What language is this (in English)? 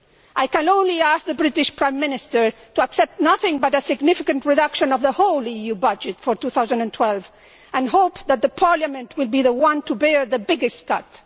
English